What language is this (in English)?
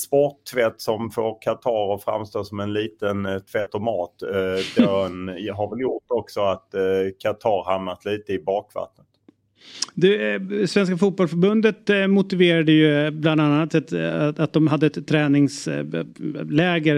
Swedish